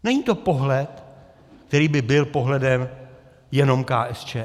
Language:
Czech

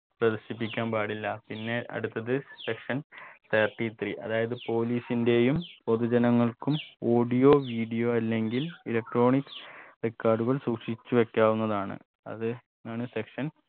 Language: Malayalam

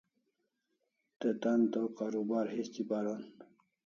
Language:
Kalasha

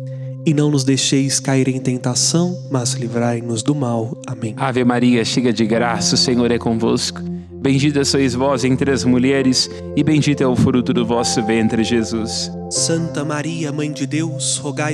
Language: Portuguese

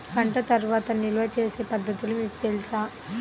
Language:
Telugu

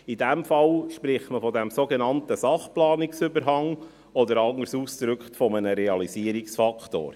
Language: Swiss German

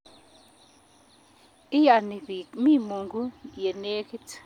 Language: Kalenjin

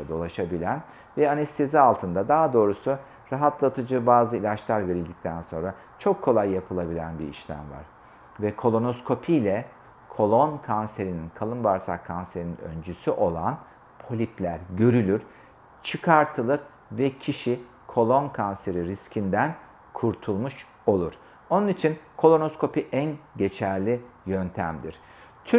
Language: Turkish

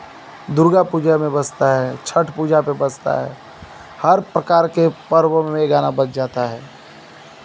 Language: Hindi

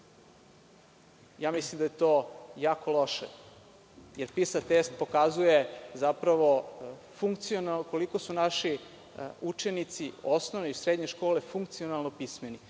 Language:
Serbian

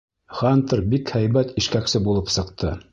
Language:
Bashkir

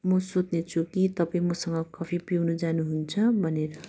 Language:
Nepali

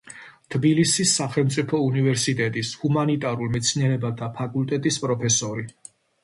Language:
Georgian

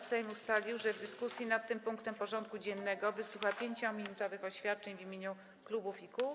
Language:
Polish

